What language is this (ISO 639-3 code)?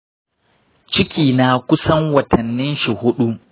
hau